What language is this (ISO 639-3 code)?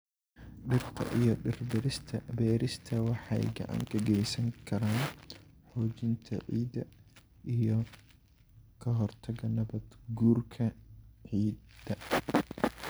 som